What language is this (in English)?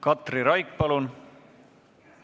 Estonian